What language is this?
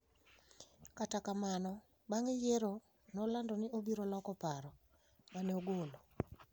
Luo (Kenya and Tanzania)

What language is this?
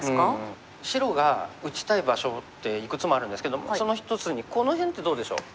Japanese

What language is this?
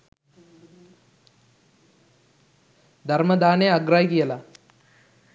Sinhala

